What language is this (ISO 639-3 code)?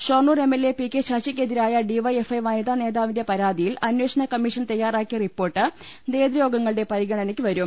mal